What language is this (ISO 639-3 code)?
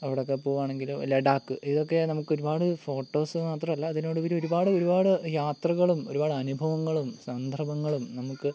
mal